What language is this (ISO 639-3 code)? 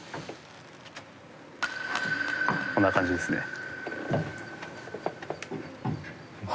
jpn